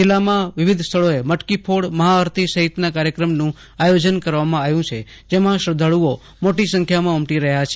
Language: Gujarati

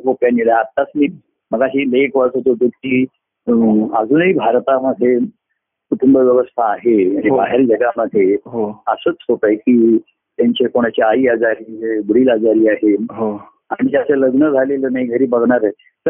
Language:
Marathi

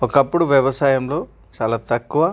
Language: Telugu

